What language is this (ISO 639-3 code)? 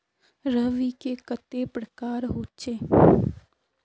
mag